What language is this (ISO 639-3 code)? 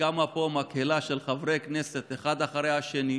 heb